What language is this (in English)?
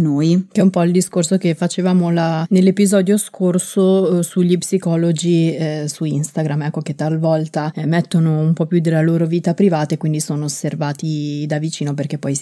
Italian